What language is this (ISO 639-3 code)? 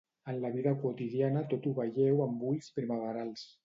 cat